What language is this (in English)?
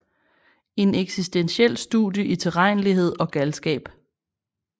Danish